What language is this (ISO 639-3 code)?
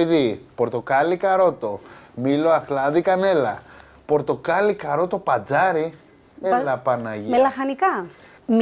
ell